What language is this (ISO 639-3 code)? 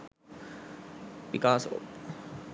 sin